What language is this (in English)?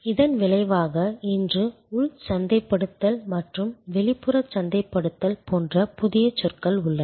Tamil